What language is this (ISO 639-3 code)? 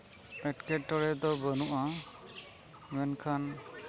sat